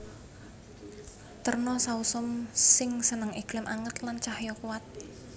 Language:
Javanese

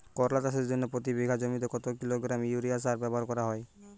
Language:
Bangla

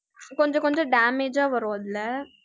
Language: Tamil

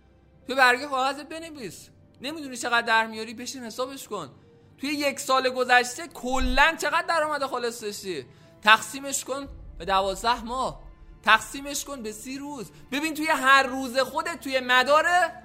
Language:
Persian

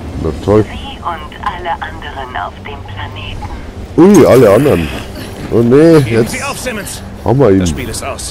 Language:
German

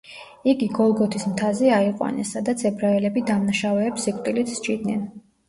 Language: Georgian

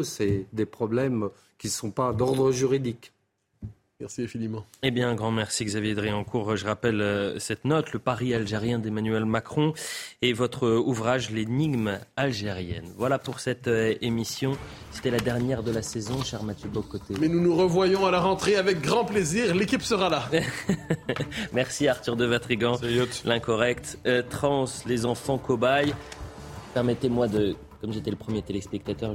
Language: French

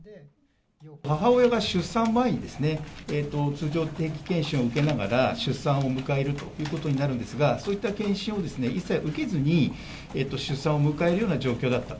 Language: Japanese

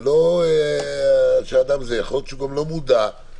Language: Hebrew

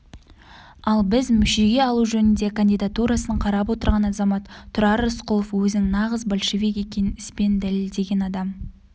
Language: Kazakh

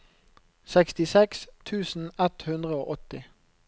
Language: Norwegian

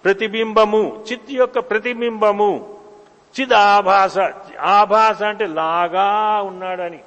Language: Telugu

